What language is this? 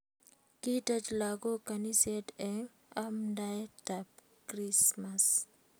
Kalenjin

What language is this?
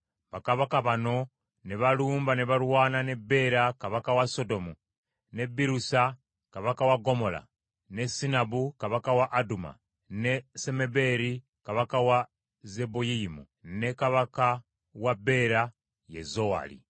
Ganda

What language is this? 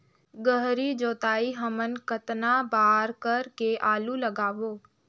Chhattisgarhi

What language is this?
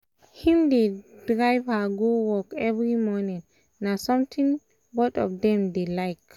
Nigerian Pidgin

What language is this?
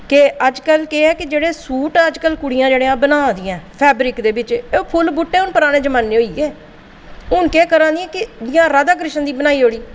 Dogri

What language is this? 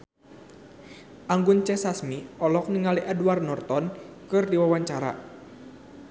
Sundanese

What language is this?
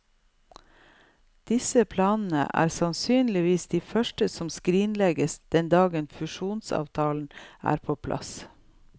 Norwegian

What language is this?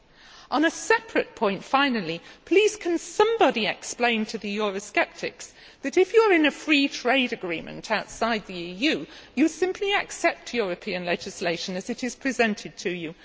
English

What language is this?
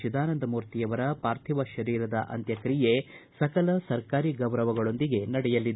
Kannada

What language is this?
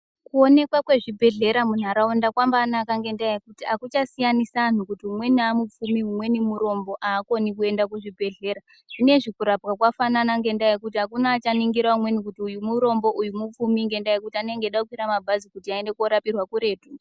Ndau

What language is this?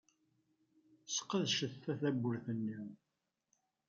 Kabyle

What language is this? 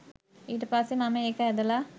Sinhala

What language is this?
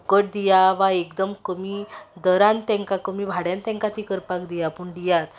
Konkani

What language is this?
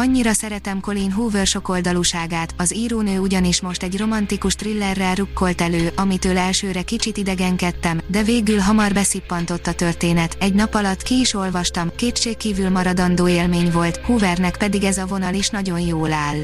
Hungarian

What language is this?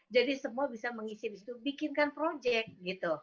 Indonesian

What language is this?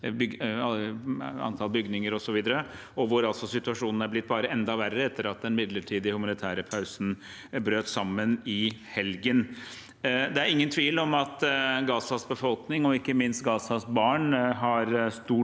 Norwegian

